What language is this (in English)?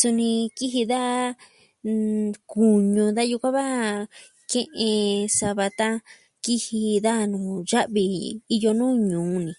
Southwestern Tlaxiaco Mixtec